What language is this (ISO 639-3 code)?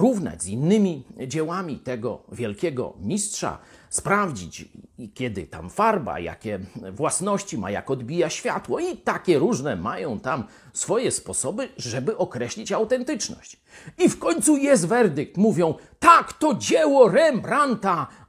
pol